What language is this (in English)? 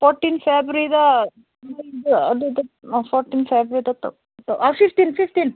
Manipuri